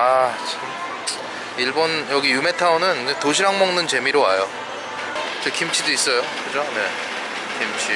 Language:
Korean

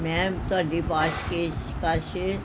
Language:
Punjabi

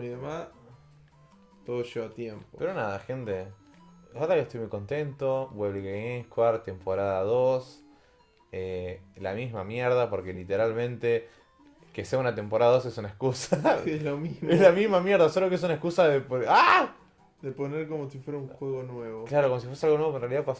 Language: Spanish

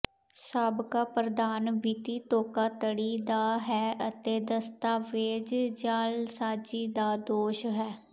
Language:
Punjabi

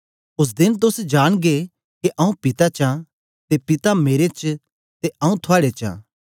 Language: Dogri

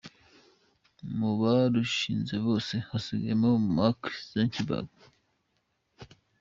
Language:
Kinyarwanda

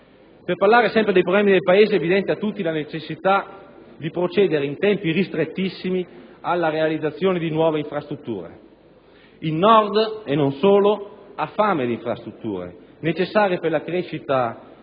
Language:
Italian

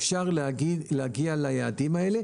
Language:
Hebrew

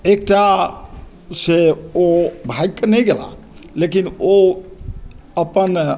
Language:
Maithili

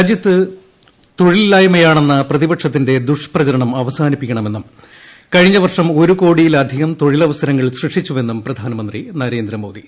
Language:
Malayalam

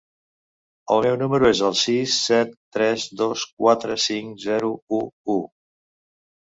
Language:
Catalan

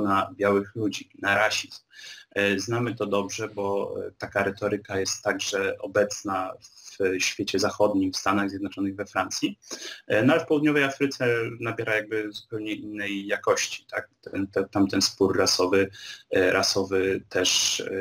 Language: Polish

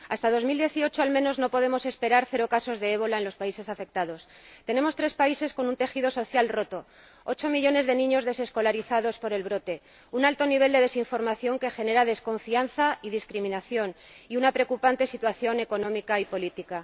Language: Spanish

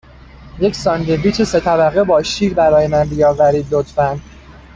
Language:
Persian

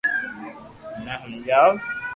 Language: Loarki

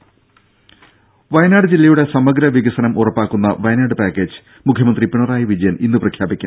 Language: Malayalam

